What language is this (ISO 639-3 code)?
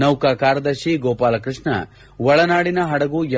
kan